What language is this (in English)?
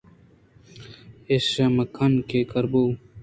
Eastern Balochi